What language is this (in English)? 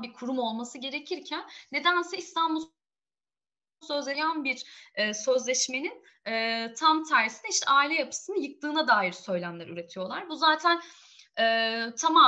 Turkish